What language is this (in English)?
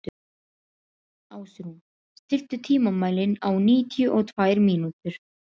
Icelandic